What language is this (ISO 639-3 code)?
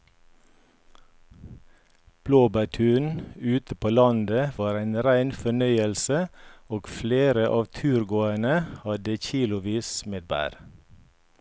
nor